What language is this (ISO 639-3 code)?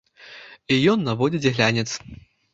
bel